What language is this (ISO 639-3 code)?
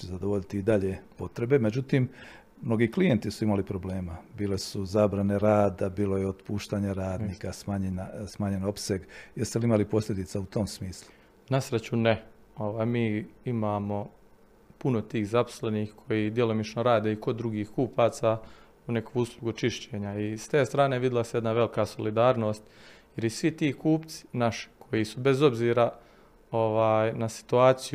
hrv